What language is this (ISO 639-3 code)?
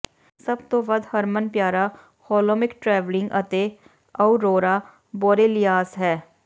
pan